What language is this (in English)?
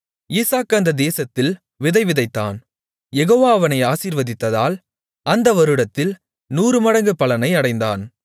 Tamil